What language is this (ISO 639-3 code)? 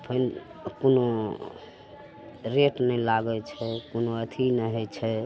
mai